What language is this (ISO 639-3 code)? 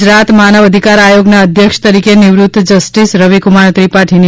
guj